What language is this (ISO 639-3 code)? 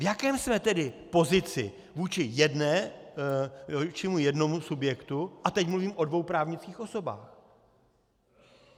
ces